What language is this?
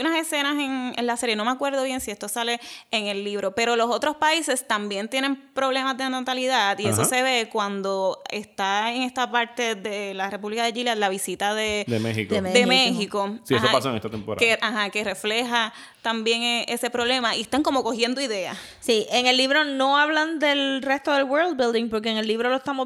Spanish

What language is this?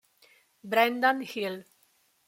Italian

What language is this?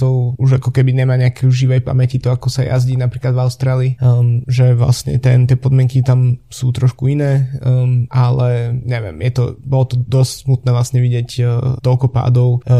Slovak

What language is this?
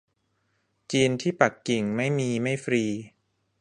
Thai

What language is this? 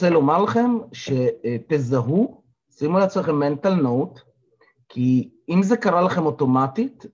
Hebrew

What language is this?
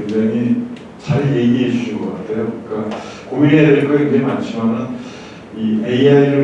Korean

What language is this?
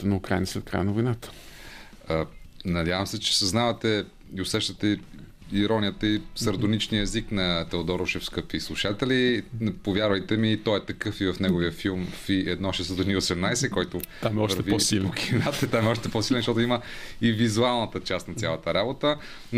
Bulgarian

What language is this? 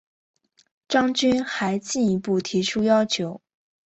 Chinese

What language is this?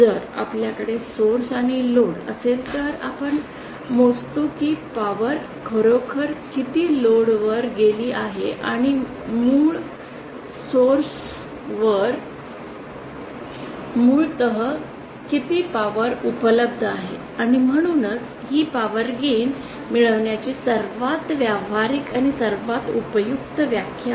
Marathi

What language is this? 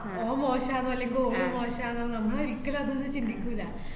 Malayalam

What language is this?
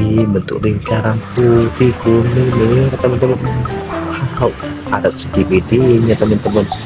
Indonesian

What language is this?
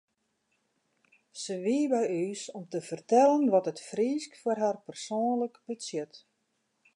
Western Frisian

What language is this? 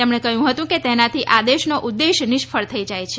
Gujarati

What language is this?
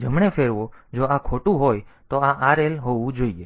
Gujarati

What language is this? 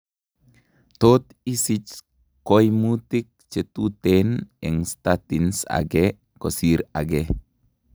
Kalenjin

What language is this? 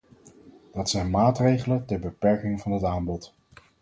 Dutch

